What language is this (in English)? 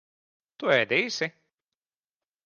Latvian